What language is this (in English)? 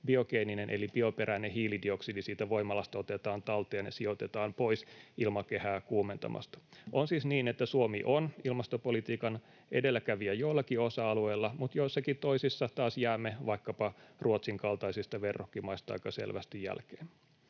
Finnish